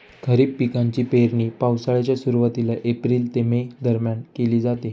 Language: Marathi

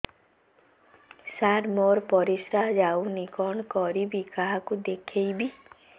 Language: Odia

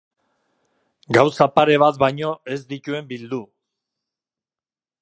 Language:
Basque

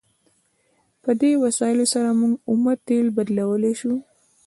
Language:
Pashto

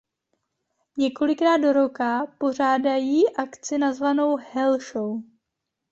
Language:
Czech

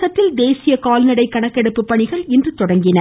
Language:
Tamil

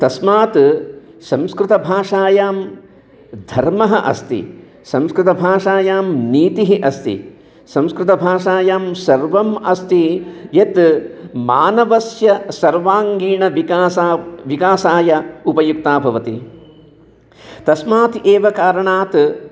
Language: Sanskrit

